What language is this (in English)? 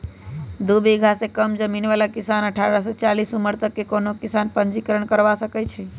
Magahi